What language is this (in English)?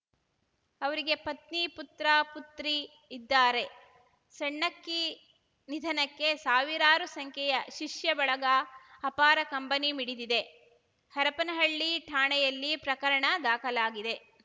Kannada